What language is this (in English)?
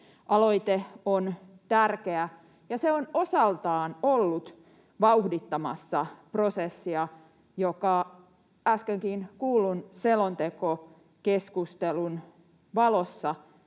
Finnish